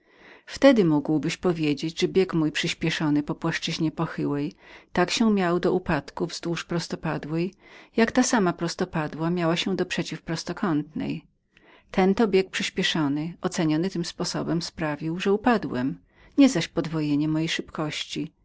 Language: Polish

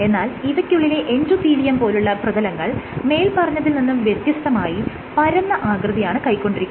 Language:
Malayalam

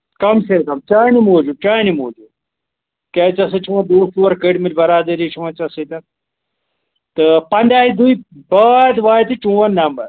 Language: Kashmiri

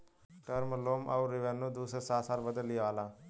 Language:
Bhojpuri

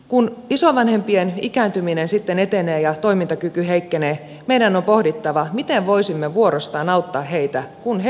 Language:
Finnish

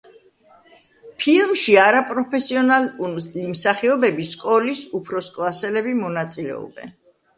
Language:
Georgian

